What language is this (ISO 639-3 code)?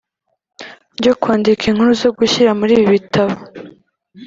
kin